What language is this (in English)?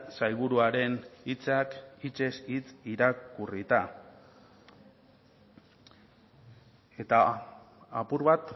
Basque